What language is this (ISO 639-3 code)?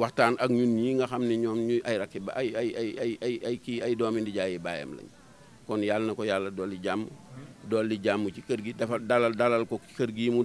ind